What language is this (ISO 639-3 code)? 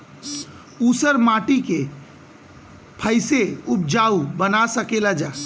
bho